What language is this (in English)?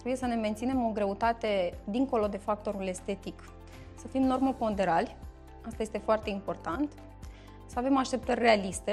Romanian